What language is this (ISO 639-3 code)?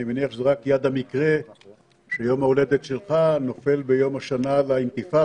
heb